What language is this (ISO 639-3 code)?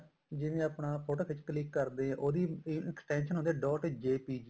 pan